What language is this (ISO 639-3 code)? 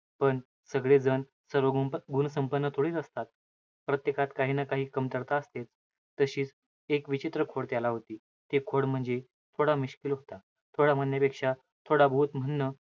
mar